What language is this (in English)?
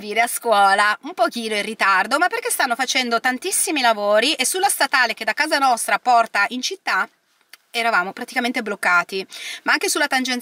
Italian